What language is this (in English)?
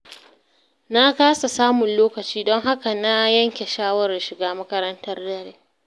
Hausa